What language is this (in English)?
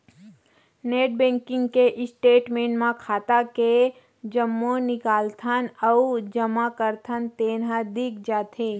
Chhattisgarhi